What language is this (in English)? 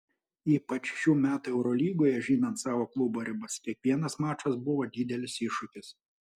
Lithuanian